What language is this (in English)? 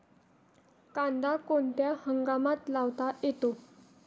Marathi